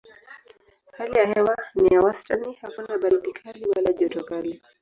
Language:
Swahili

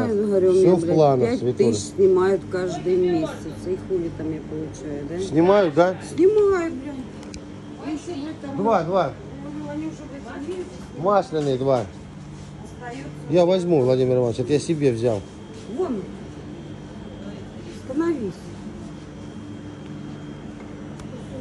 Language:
Russian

